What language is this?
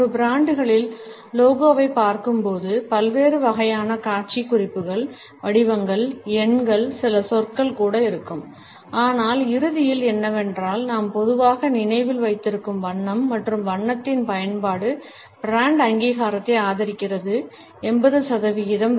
Tamil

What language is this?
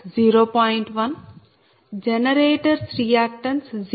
Telugu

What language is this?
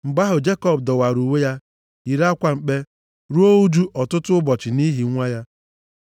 Igbo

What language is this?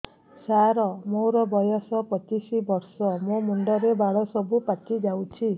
Odia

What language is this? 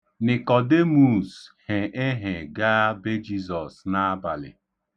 Igbo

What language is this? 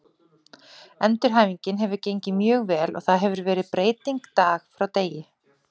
Icelandic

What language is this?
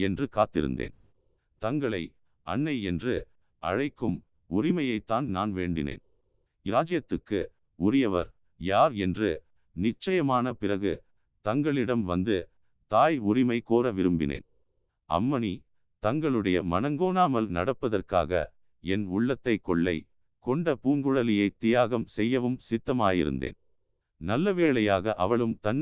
Tamil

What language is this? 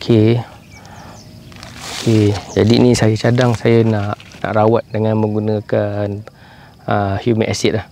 Malay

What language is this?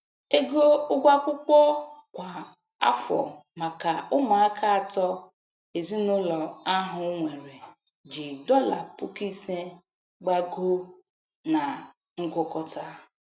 Igbo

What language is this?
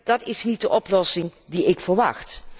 Dutch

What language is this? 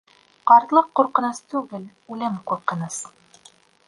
Bashkir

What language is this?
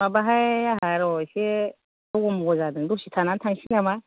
Bodo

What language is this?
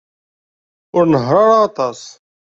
Kabyle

